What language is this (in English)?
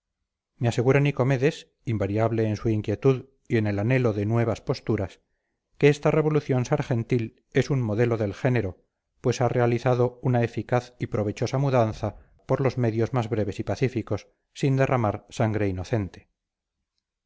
Spanish